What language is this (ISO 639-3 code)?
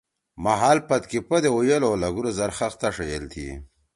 trw